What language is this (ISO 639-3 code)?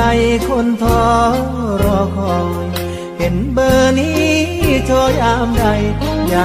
tha